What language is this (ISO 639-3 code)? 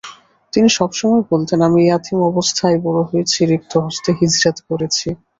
ben